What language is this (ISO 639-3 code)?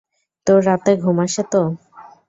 ben